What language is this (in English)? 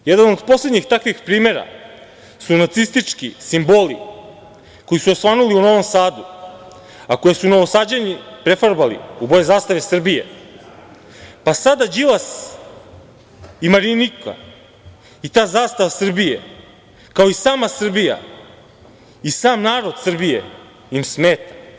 Serbian